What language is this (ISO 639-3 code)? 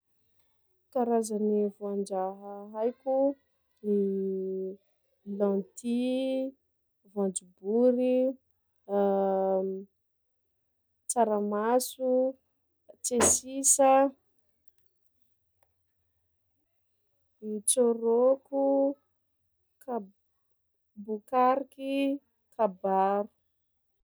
skg